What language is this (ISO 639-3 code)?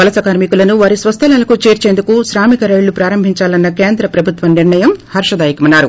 tel